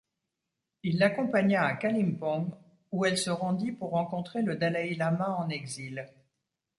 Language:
French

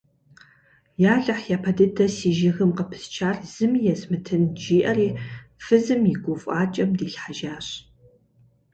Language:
Kabardian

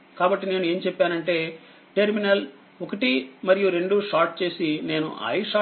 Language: Telugu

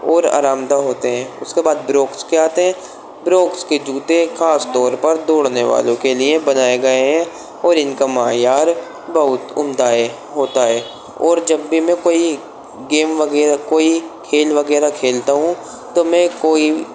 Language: Urdu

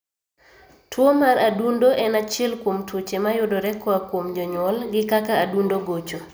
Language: Luo (Kenya and Tanzania)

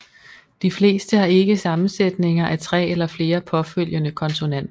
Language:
Danish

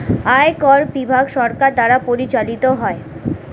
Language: Bangla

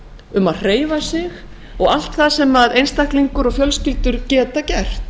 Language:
Icelandic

